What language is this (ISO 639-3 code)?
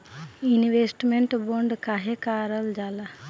bho